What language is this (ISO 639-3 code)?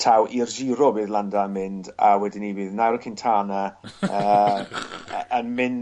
cym